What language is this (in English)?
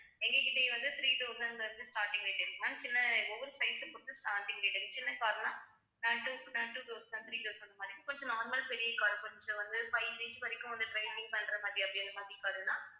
Tamil